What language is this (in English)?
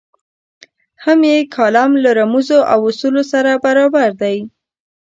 Pashto